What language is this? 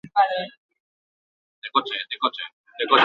Basque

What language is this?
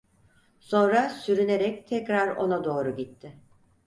Turkish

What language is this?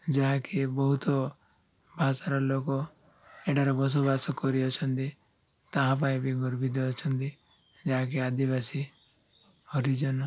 Odia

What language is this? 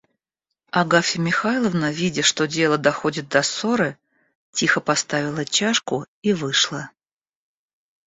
Russian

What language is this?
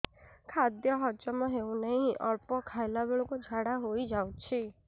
Odia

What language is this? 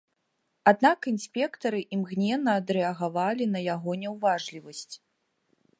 Belarusian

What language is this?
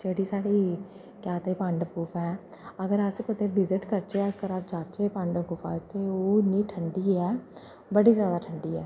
Dogri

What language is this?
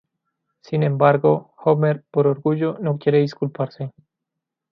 Spanish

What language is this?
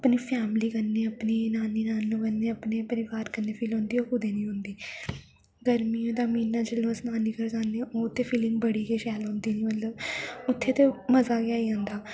Dogri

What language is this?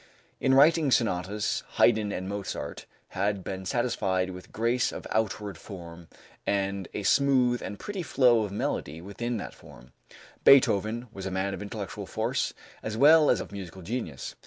English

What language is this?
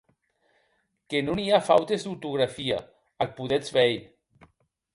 Occitan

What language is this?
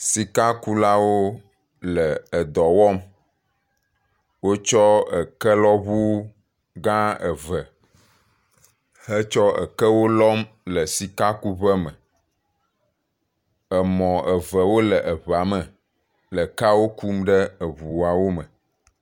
Ewe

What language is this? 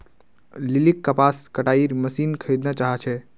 Magahi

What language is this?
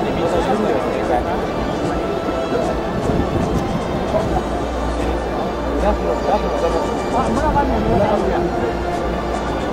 Japanese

